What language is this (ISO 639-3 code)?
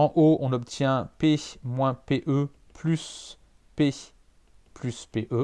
fra